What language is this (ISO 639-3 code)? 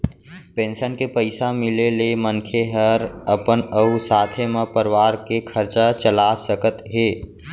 hne